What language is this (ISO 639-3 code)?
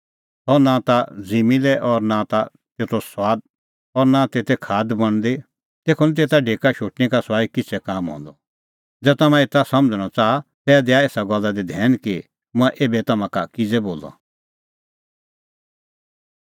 kfx